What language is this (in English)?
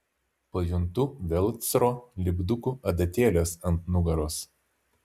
Lithuanian